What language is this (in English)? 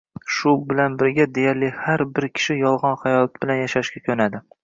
Uzbek